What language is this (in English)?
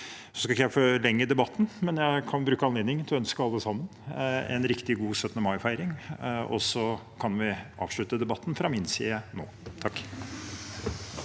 Norwegian